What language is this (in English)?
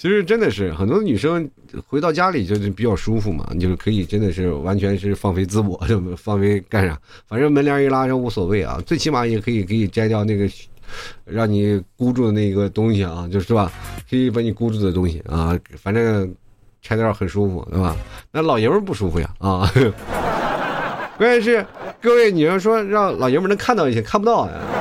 Chinese